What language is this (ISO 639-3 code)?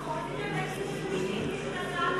heb